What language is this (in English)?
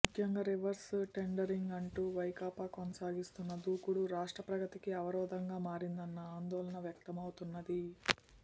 Telugu